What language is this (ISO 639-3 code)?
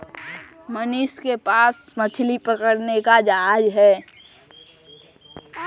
hin